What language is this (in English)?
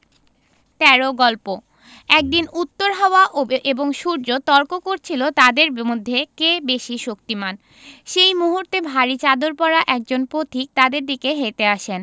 Bangla